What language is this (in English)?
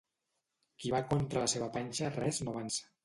Catalan